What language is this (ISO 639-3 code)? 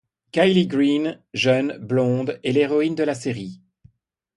fra